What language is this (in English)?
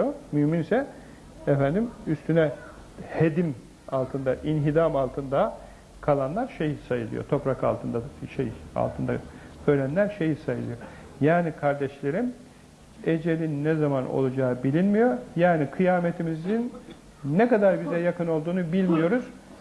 Turkish